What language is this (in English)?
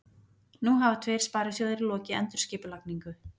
Icelandic